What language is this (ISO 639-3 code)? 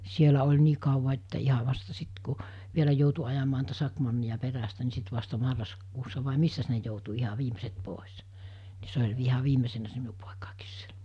fin